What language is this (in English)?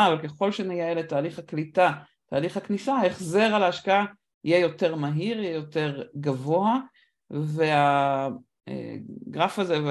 Hebrew